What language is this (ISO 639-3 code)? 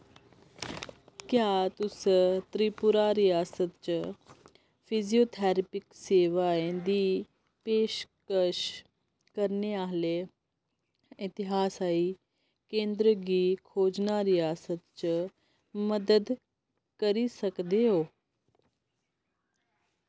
doi